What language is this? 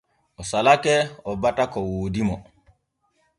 Borgu Fulfulde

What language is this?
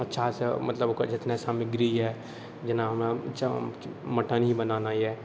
Maithili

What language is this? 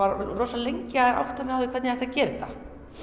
Icelandic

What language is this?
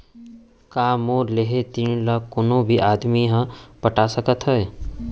Chhattisgarhi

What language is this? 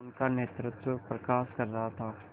Hindi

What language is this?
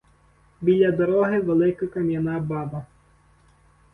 Ukrainian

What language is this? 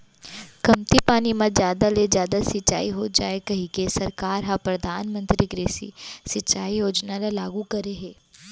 Chhattisgarhi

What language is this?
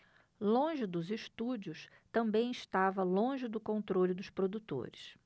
Portuguese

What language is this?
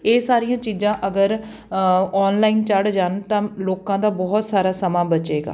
Punjabi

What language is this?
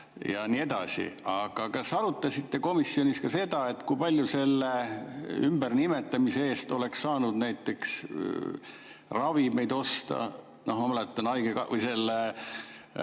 Estonian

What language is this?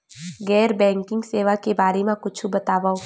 Chhattisgarhi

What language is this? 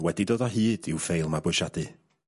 Welsh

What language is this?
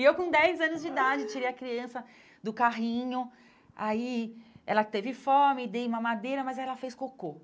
Portuguese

